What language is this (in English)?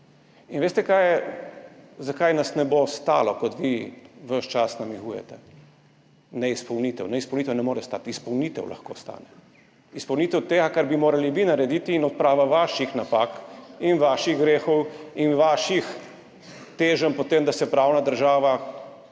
Slovenian